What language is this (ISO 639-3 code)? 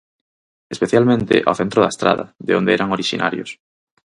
glg